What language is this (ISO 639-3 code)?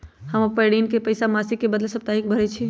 mag